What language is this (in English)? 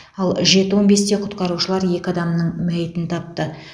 Kazakh